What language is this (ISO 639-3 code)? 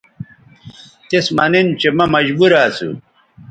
btv